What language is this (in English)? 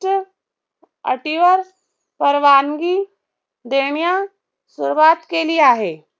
Marathi